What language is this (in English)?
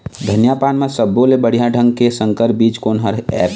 Chhattisgarhi